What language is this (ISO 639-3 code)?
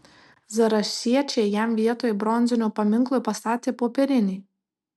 lit